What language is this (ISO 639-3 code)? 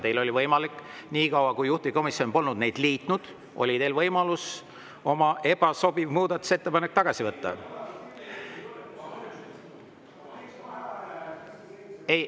est